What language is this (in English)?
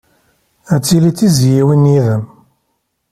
Kabyle